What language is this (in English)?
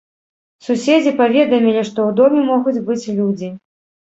Belarusian